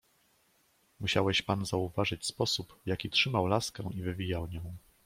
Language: Polish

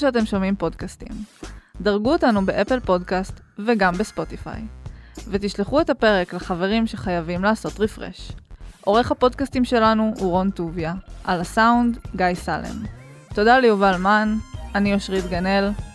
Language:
Hebrew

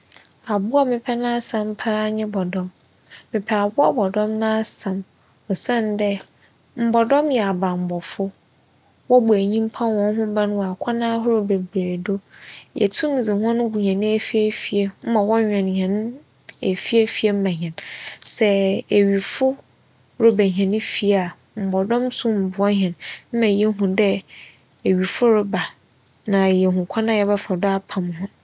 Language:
Akan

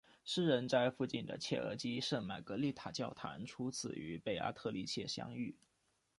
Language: Chinese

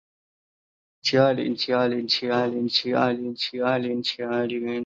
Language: Chinese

